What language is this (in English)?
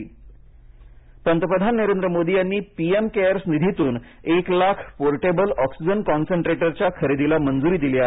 Marathi